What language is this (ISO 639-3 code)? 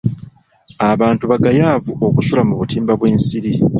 lug